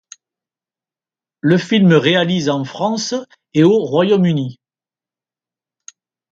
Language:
French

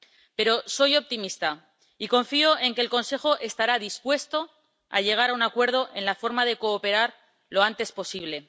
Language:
Spanish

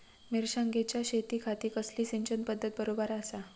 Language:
Marathi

